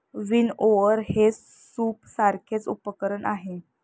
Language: Marathi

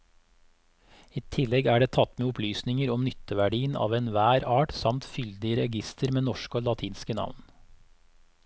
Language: Norwegian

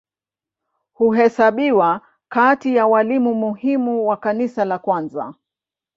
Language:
Swahili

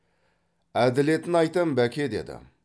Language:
Kazakh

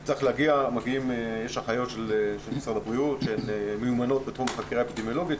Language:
Hebrew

